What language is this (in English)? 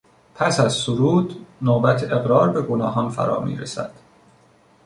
Persian